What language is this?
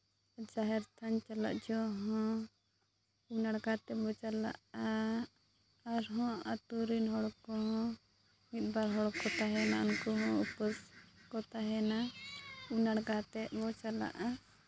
Santali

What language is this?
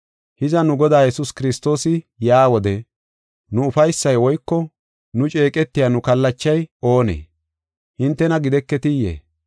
Gofa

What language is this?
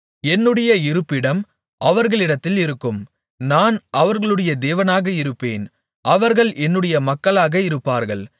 Tamil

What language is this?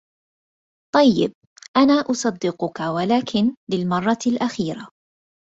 Arabic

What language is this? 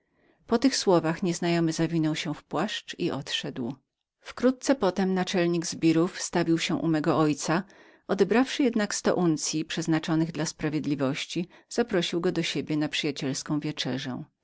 Polish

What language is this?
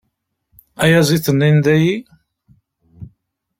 Kabyle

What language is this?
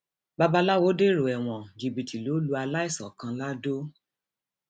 Yoruba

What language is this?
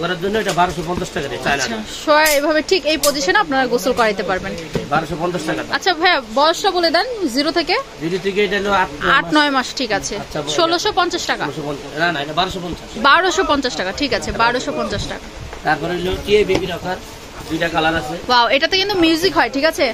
Bangla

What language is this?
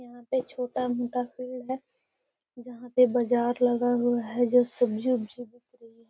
Magahi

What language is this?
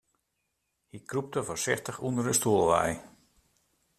Western Frisian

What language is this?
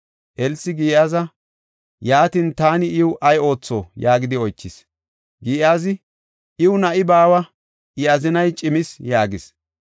Gofa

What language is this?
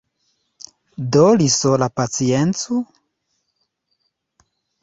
Esperanto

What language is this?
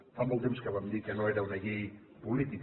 Catalan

